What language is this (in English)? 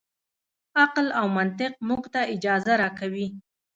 Pashto